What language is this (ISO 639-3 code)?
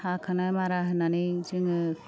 brx